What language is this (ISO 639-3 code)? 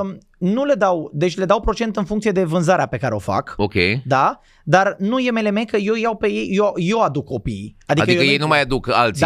ron